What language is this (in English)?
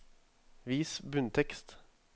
Norwegian